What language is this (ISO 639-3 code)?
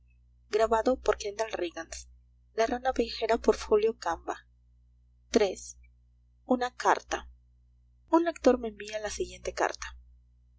spa